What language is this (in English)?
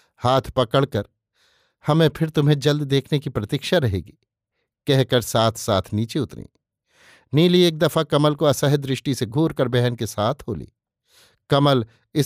Hindi